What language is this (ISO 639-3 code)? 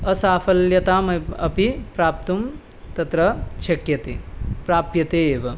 san